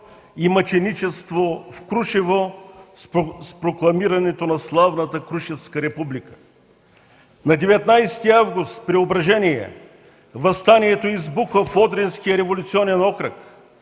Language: Bulgarian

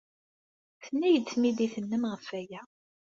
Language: Kabyle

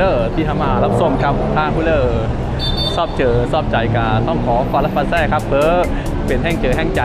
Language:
Thai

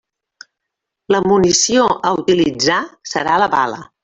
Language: Catalan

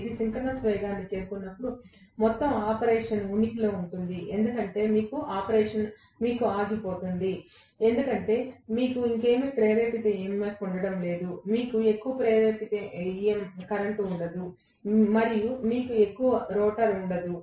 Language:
Telugu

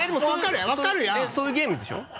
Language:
Japanese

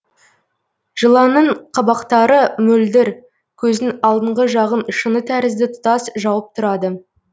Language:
Kazakh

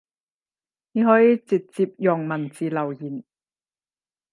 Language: Cantonese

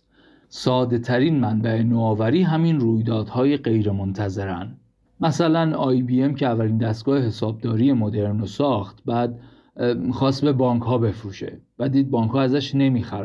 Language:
Persian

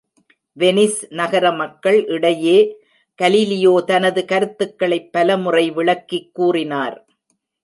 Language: Tamil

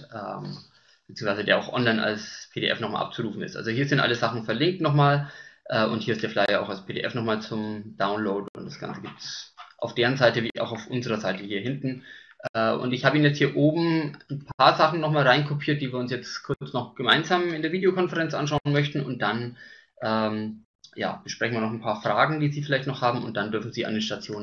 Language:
German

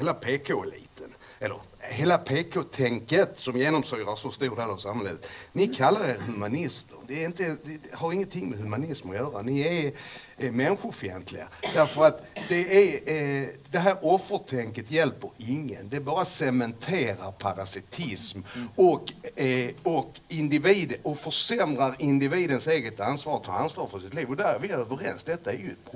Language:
Swedish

